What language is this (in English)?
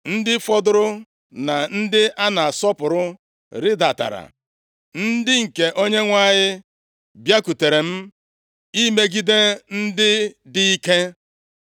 Igbo